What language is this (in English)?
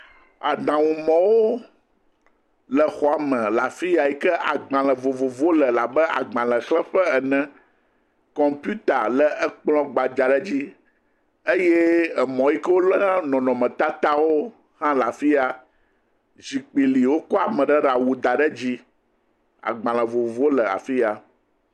Ewe